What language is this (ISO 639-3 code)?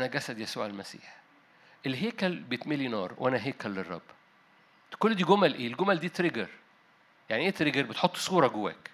ara